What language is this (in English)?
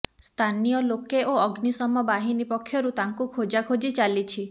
Odia